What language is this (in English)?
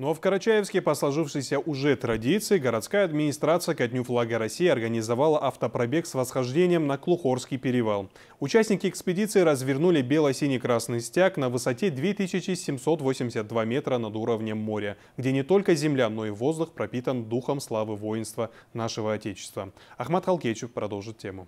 Russian